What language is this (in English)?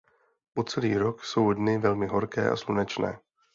Czech